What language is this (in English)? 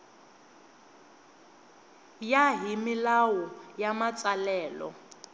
Tsonga